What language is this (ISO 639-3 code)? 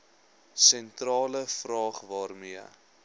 afr